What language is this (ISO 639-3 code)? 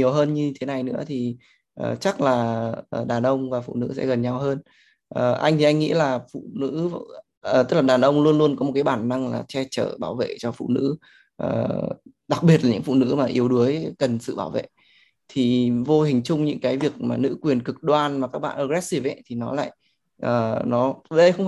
vie